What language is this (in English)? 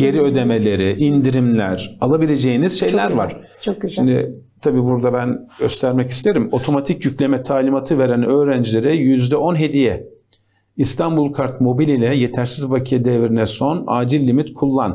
Turkish